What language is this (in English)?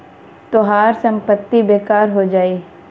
Bhojpuri